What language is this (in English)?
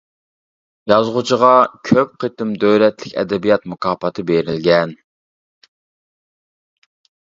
Uyghur